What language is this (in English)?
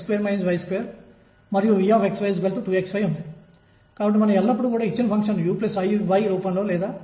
Telugu